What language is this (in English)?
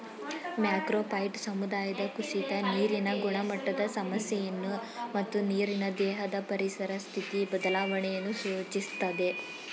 Kannada